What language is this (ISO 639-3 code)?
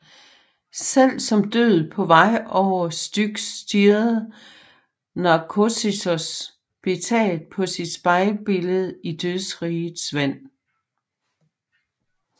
dan